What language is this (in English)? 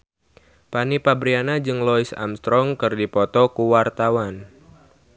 Sundanese